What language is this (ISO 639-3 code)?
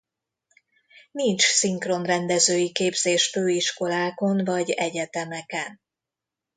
hun